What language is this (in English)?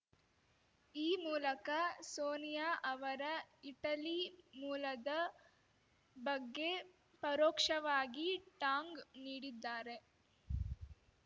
Kannada